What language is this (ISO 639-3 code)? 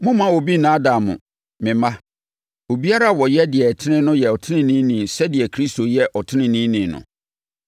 aka